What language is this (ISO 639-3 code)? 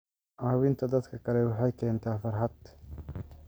som